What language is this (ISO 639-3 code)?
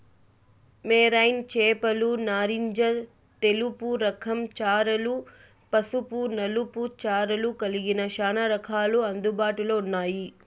tel